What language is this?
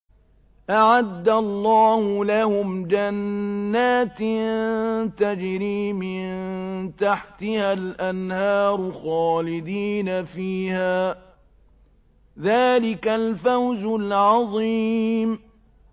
Arabic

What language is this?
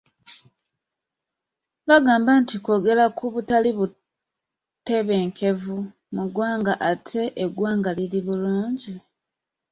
Ganda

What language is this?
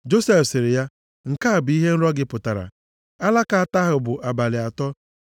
Igbo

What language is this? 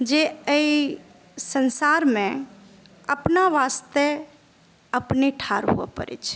Maithili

